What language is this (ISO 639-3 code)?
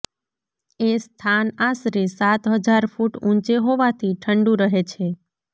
guj